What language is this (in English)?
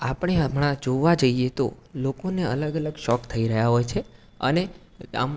Gujarati